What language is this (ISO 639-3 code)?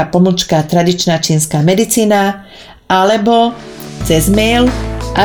slk